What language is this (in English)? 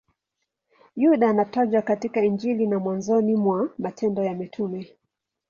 Swahili